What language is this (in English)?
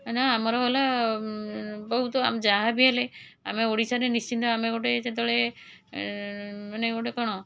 Odia